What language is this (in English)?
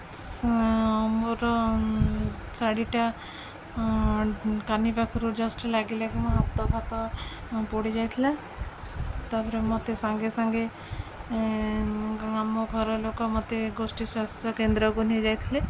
Odia